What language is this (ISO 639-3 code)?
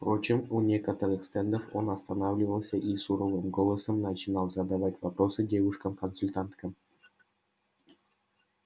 rus